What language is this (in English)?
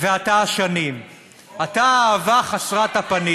Hebrew